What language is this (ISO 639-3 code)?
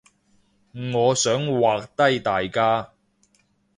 yue